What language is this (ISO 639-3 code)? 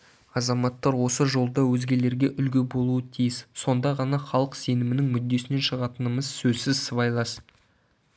kaz